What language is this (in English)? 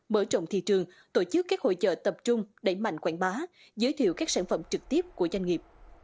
Vietnamese